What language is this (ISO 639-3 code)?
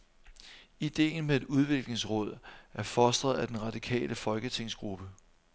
dan